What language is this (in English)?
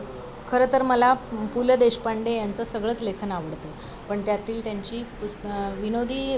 Marathi